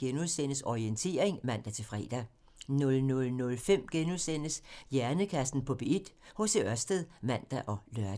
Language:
Danish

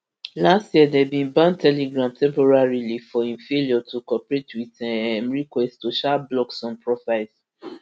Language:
Nigerian Pidgin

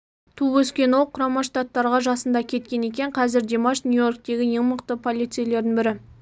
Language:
Kazakh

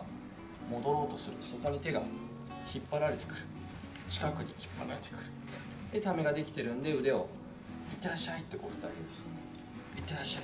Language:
Japanese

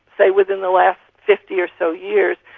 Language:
English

